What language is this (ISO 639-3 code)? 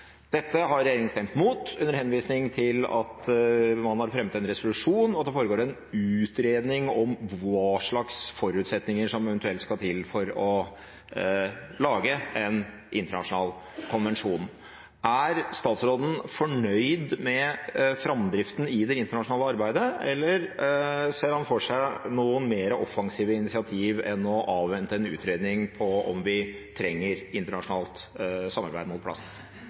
nob